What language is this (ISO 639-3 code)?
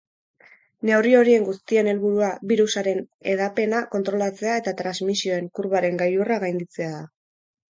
eus